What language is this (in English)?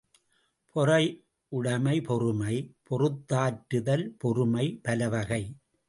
Tamil